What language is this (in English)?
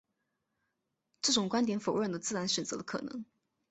Chinese